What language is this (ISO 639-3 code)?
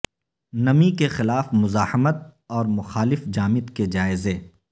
urd